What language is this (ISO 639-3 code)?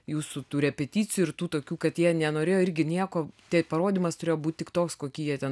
lit